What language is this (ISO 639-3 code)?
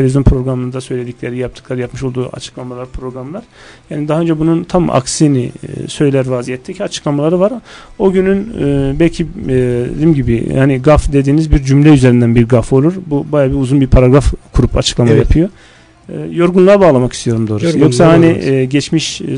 tur